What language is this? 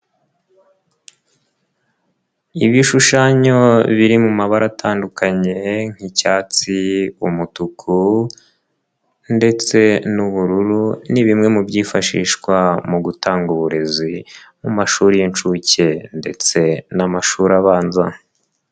Kinyarwanda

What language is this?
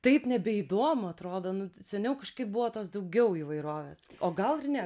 Lithuanian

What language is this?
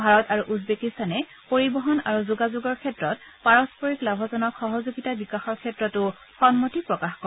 Assamese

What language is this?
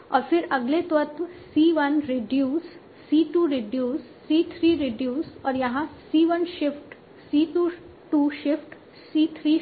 Hindi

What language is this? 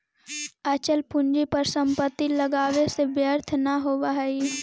Magahi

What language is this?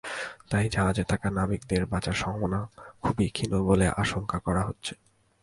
Bangla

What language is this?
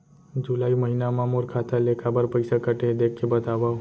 Chhattisgarhi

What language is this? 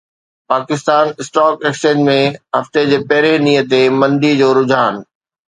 Sindhi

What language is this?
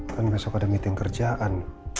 Indonesian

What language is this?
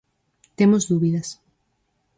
Galician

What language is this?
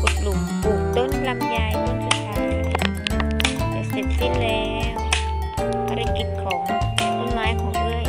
Thai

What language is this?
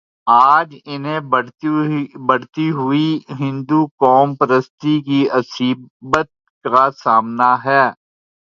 Urdu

